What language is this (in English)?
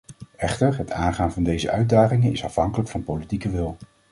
Dutch